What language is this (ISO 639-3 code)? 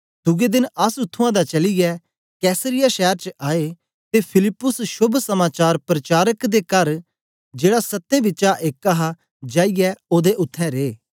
doi